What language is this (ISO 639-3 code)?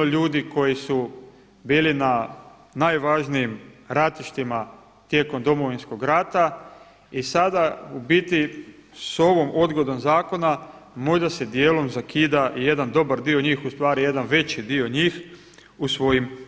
hrv